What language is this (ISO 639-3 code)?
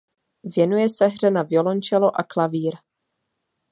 ces